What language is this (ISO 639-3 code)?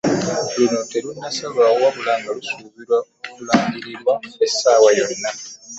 lug